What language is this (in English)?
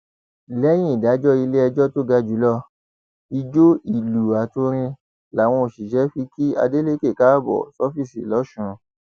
Yoruba